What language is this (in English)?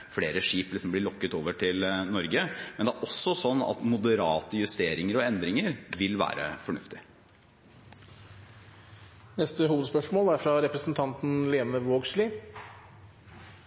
Norwegian Bokmål